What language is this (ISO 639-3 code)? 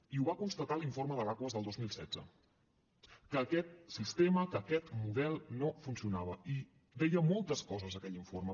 cat